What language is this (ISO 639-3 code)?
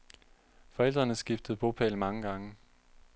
dan